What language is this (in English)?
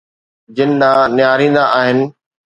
Sindhi